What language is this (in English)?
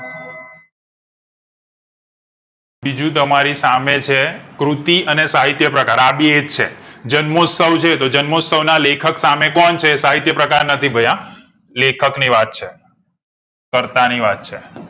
Gujarati